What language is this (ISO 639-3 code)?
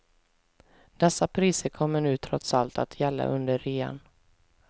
swe